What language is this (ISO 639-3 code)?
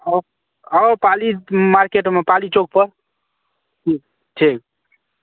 mai